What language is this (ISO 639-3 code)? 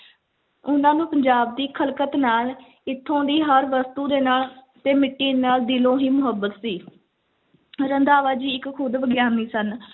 pan